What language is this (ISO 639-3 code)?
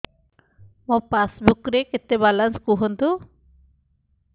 ori